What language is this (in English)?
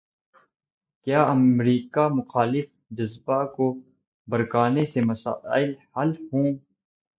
Urdu